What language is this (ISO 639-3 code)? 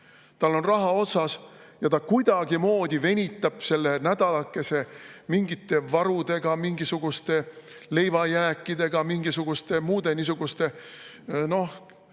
est